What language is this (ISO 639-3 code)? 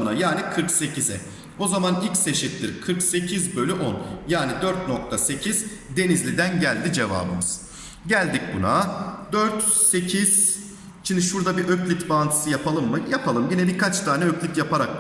tur